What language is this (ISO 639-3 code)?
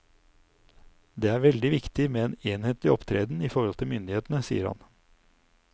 nor